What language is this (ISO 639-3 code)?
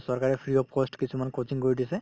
asm